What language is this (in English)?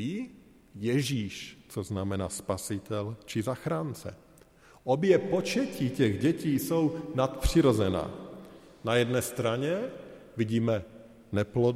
Czech